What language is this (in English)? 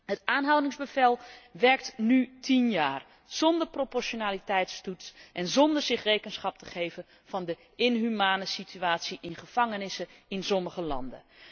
Dutch